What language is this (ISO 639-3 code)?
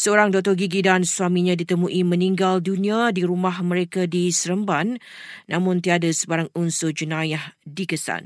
msa